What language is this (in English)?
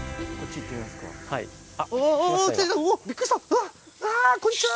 Japanese